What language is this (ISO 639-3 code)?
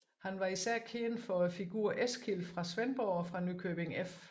dan